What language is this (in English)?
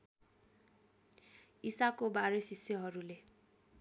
Nepali